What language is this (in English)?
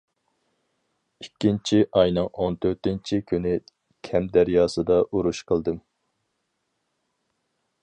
Uyghur